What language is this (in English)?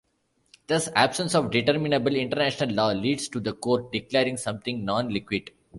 English